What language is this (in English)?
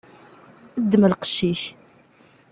Kabyle